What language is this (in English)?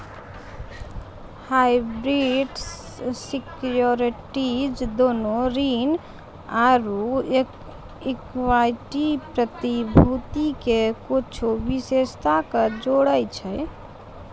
Maithili